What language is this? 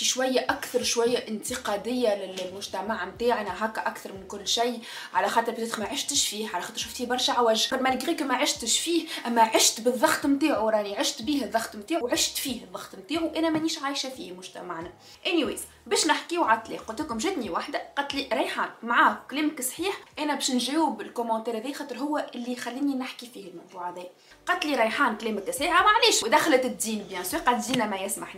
Arabic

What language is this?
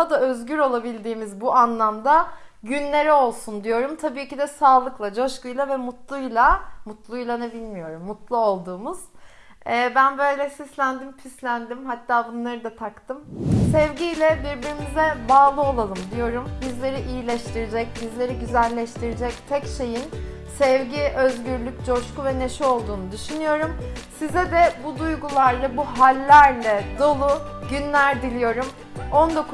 Turkish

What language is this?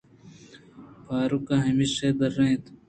Eastern Balochi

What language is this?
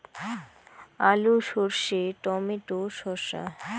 Bangla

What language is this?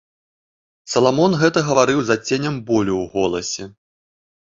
Belarusian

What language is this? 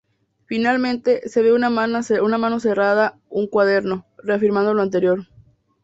Spanish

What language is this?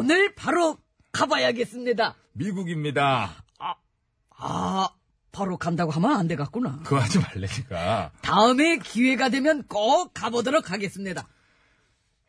Korean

